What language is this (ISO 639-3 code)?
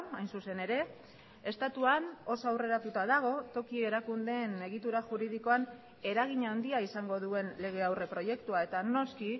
eus